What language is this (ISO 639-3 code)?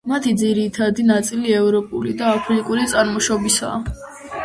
kat